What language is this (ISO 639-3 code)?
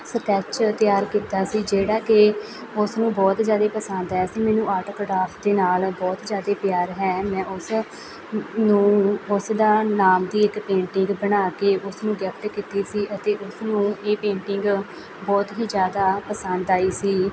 pan